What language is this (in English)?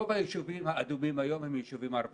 Hebrew